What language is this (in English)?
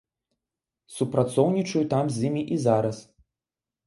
Belarusian